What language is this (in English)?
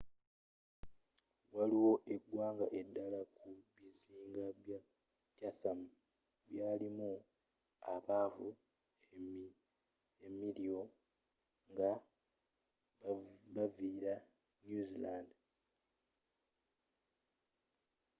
Ganda